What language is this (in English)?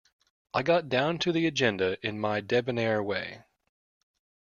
English